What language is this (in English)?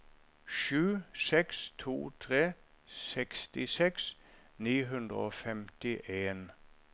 Norwegian